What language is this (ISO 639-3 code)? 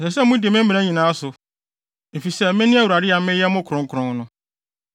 aka